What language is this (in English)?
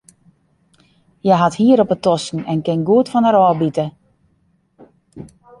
Western Frisian